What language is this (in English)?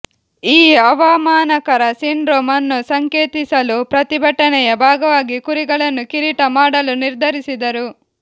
Kannada